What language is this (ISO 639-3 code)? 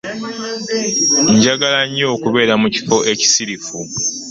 lug